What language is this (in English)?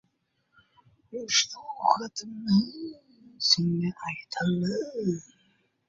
Uzbek